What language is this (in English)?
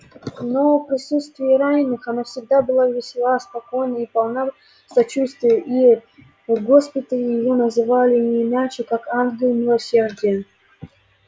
Russian